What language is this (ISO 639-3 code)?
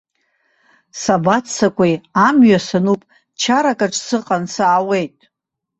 abk